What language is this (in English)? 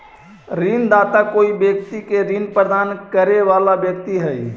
Magahi